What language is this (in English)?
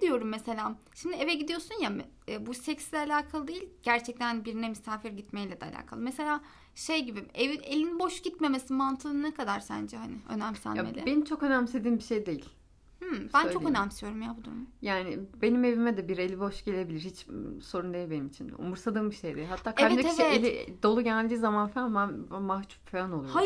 Turkish